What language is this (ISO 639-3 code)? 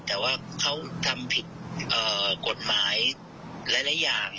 tha